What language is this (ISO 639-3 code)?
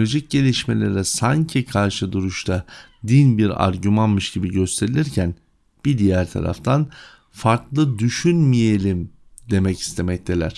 tur